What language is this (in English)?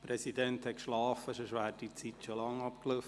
Swiss German